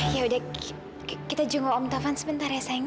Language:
Indonesian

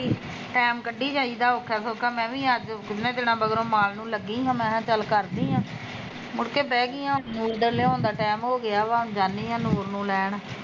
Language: Punjabi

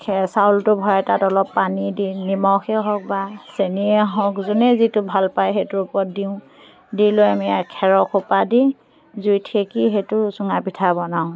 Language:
Assamese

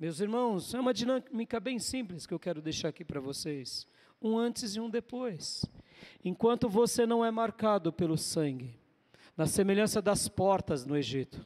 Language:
Portuguese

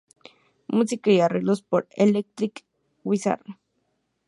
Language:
Spanish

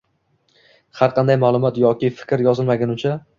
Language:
Uzbek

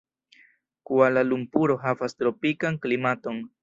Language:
Esperanto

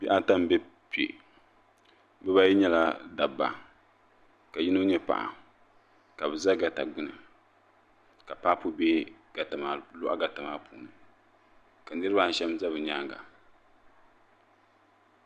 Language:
Dagbani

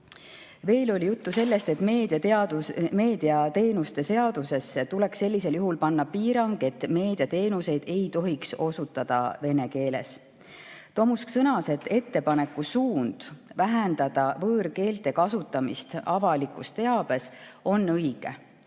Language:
Estonian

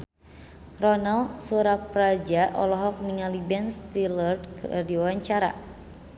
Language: Sundanese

